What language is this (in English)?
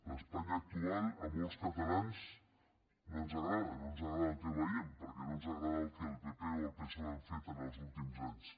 Catalan